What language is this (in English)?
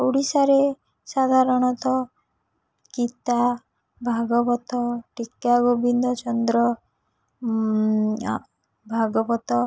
Odia